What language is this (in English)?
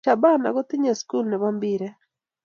Kalenjin